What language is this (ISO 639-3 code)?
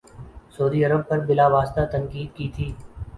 urd